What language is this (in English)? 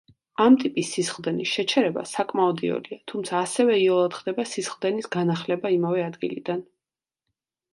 Georgian